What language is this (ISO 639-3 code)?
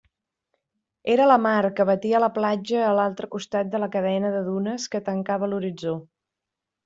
cat